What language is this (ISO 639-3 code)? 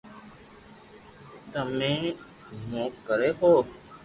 lrk